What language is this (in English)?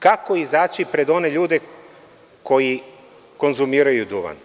Serbian